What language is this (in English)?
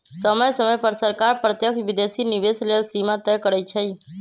Magahi